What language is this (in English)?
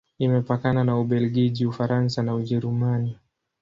Swahili